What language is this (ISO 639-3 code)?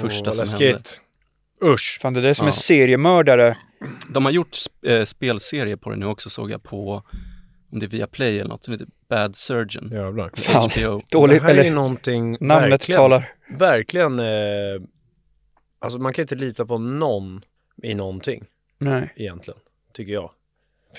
swe